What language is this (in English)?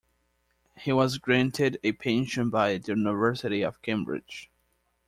English